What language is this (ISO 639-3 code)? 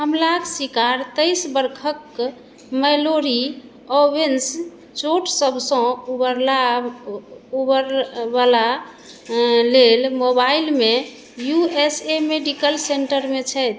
mai